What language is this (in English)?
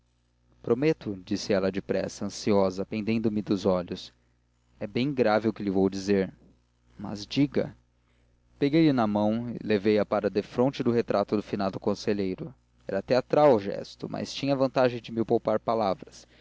Portuguese